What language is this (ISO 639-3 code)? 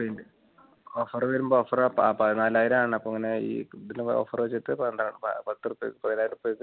mal